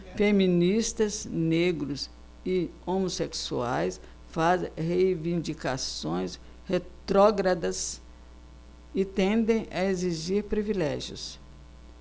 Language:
Portuguese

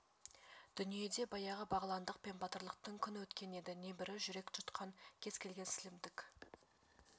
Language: Kazakh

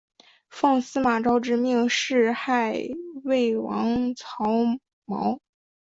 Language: Chinese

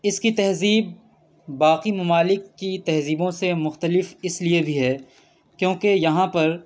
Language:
Urdu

